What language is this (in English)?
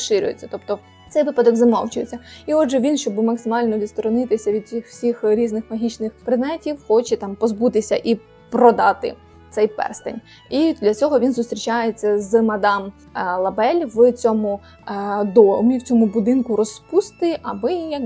Ukrainian